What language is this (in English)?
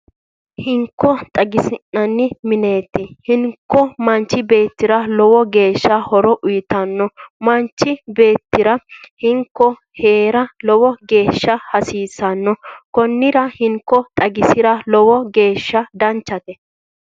Sidamo